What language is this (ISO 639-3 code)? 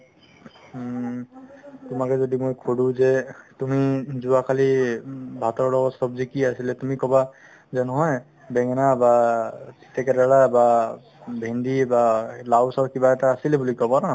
asm